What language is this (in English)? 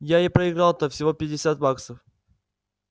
Russian